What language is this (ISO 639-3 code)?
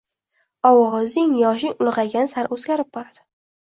uzb